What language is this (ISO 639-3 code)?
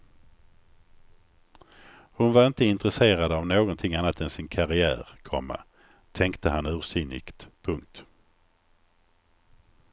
swe